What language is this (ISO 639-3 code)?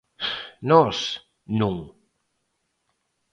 glg